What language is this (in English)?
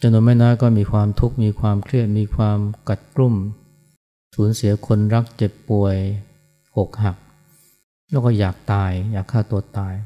Thai